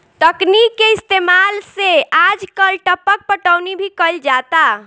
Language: Bhojpuri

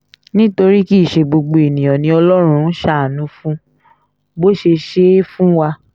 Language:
Yoruba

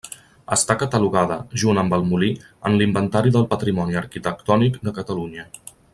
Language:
Catalan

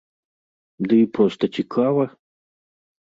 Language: Belarusian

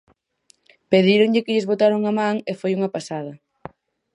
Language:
Galician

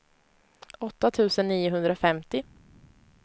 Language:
Swedish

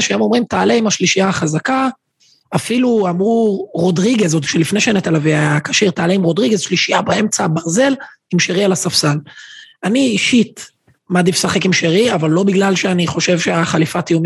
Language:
Hebrew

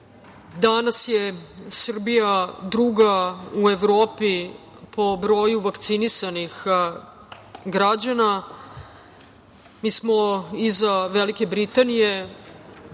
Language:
Serbian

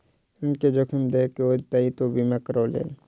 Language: Maithili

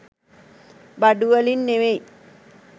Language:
Sinhala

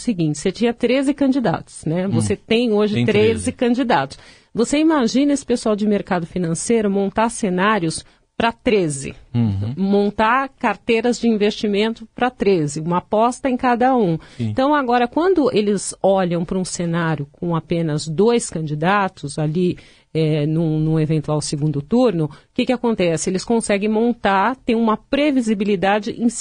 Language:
Portuguese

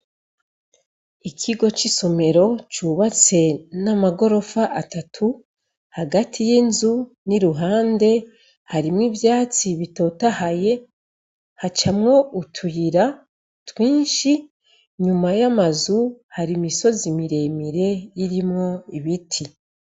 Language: Rundi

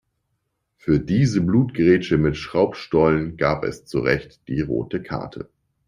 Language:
German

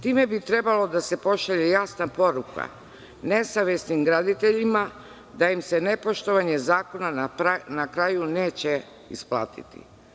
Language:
Serbian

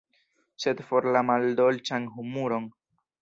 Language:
Esperanto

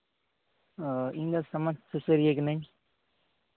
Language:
Santali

